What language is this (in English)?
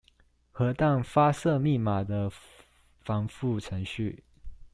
Chinese